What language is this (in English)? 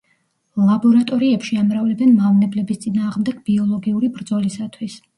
Georgian